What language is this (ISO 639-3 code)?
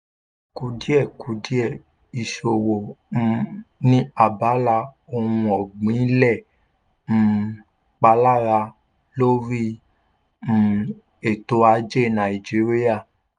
yor